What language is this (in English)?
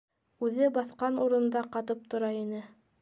Bashkir